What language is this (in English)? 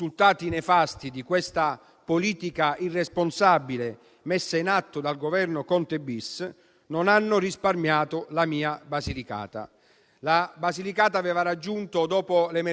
Italian